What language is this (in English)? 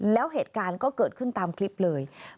Thai